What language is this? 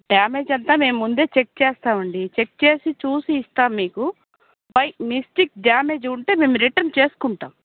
Telugu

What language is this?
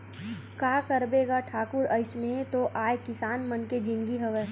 Chhattisgarhi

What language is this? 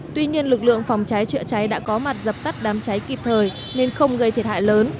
Vietnamese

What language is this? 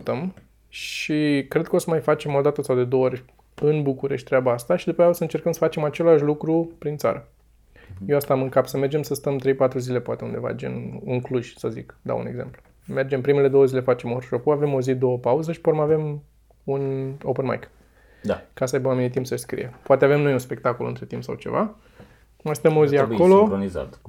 Romanian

